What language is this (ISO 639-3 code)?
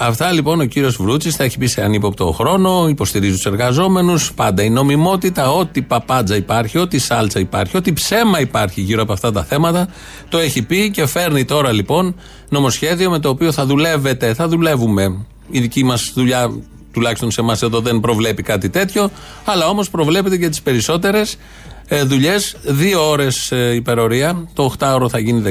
ell